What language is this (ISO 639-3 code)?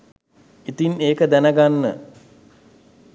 sin